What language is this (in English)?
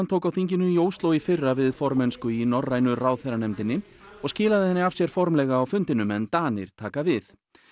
Icelandic